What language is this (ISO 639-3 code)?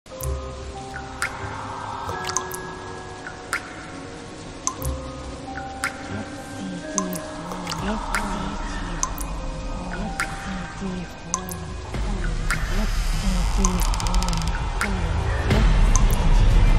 tha